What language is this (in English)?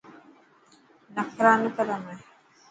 Dhatki